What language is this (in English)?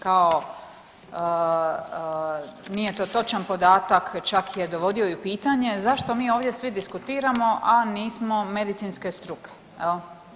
Croatian